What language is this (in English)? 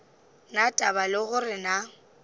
Northern Sotho